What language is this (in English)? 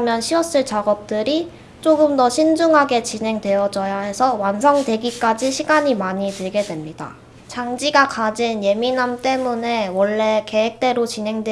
Korean